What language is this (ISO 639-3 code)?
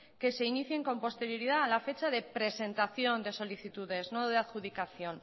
spa